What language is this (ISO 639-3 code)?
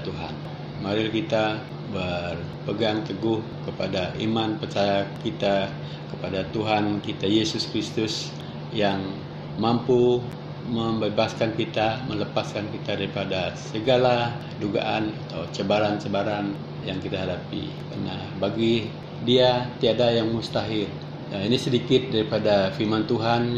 msa